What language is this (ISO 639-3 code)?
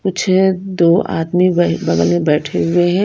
hin